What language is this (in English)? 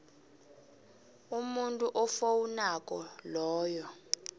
South Ndebele